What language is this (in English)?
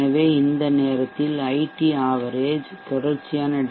Tamil